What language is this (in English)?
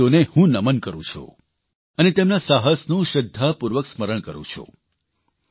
Gujarati